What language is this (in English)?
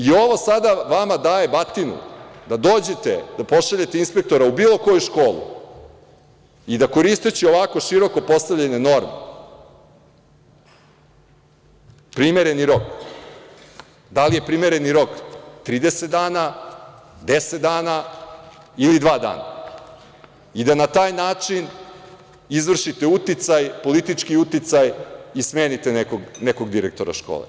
Serbian